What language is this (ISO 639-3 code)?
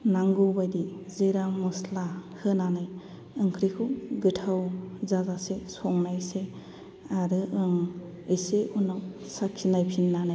brx